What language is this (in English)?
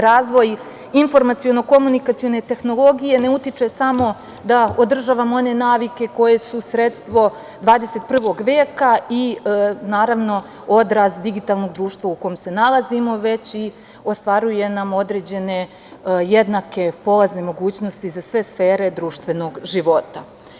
Serbian